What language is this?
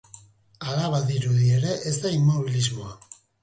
Basque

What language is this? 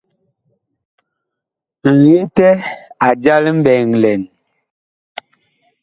Bakoko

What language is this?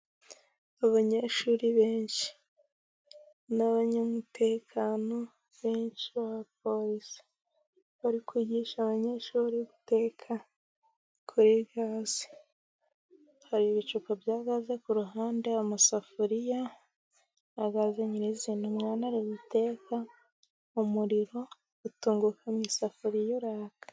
Kinyarwanda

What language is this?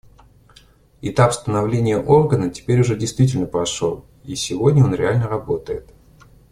Russian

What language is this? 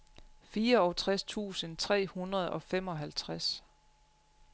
Danish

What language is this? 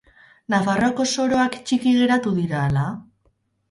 Basque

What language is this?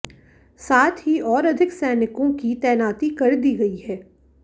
Hindi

